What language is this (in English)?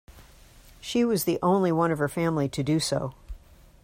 English